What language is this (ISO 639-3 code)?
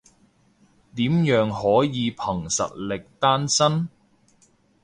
yue